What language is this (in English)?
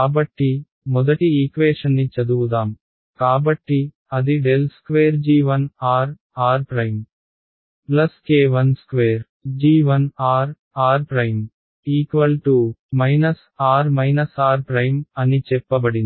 Telugu